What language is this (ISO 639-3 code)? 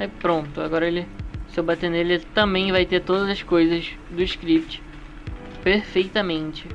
por